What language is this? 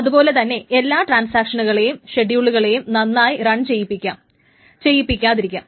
Malayalam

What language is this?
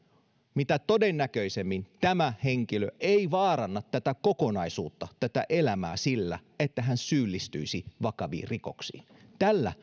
Finnish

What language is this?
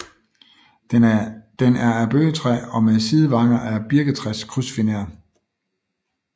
Danish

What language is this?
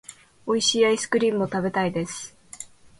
Japanese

